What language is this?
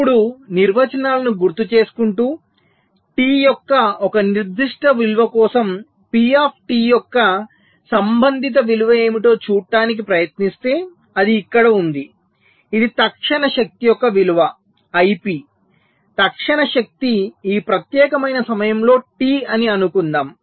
Telugu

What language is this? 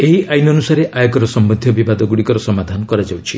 Odia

